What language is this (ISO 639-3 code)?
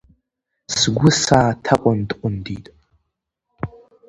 abk